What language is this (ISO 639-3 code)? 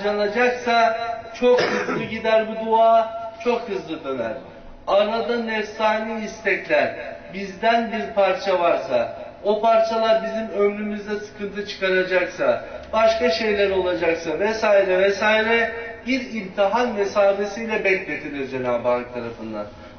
tur